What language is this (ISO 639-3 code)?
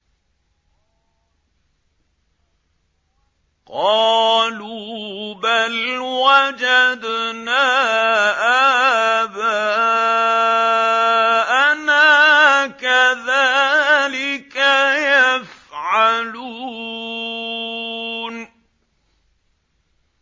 ara